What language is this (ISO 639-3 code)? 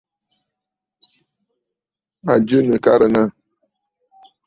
bfd